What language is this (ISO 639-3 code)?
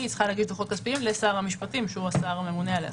heb